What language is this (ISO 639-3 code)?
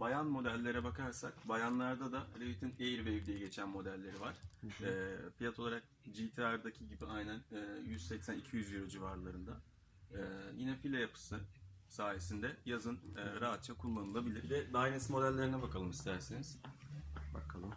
tur